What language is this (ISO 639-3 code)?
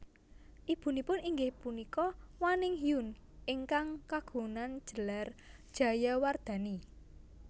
jav